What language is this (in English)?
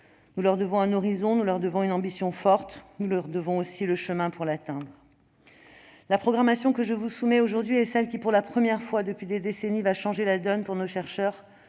French